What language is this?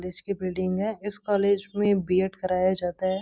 Hindi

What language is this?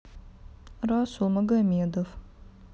Russian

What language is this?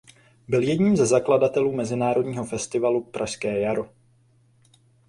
Czech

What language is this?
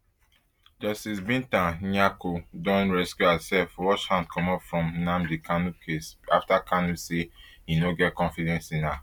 Nigerian Pidgin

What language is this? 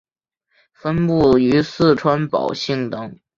Chinese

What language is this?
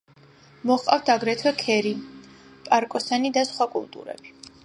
Georgian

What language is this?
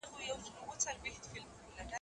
Pashto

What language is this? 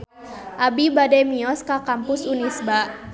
Sundanese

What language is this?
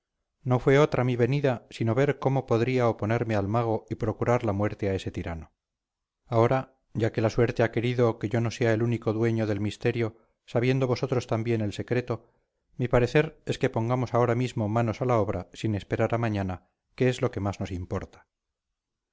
Spanish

